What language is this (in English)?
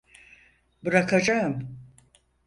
Turkish